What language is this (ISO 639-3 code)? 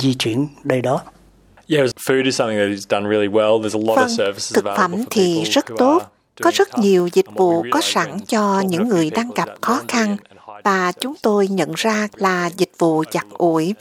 vie